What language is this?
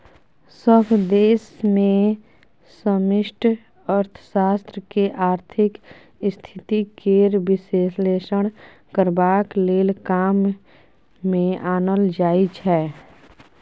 Maithili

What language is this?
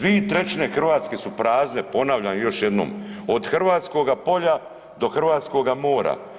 Croatian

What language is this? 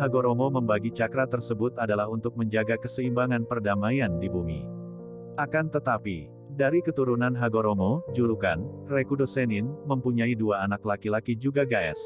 Indonesian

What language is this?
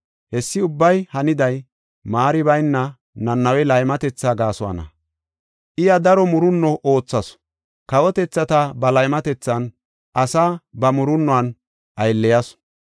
Gofa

